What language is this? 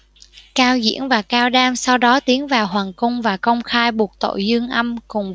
Vietnamese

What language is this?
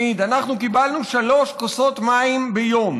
Hebrew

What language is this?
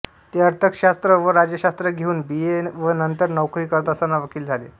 Marathi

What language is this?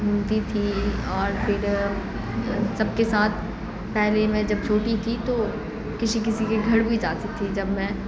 Urdu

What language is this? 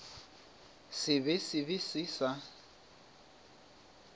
Northern Sotho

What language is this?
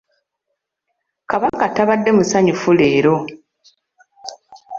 Ganda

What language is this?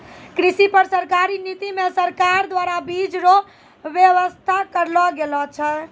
Maithili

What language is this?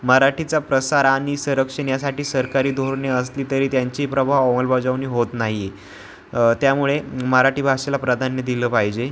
Marathi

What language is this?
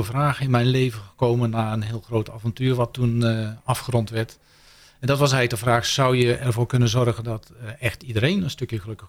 Dutch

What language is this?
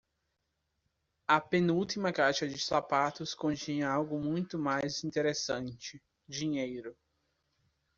Portuguese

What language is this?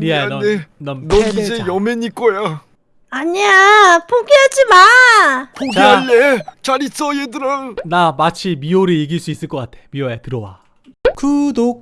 Korean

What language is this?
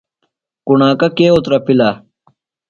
Phalura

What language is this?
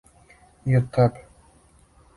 Serbian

